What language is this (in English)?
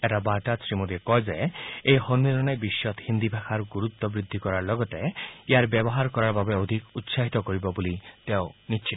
Assamese